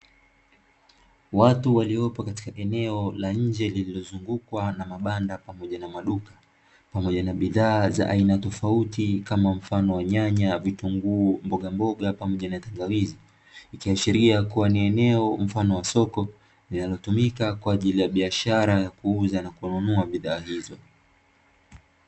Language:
Swahili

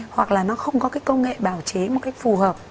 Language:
Vietnamese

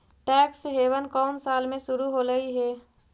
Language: Magahi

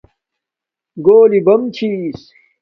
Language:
Domaaki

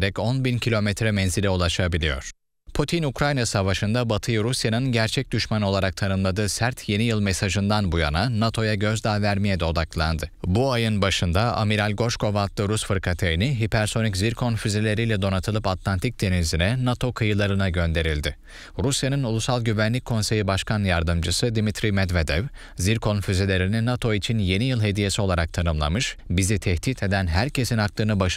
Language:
Turkish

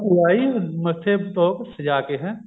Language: Punjabi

